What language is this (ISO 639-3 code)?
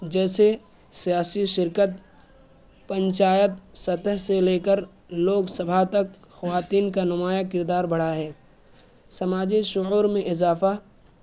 urd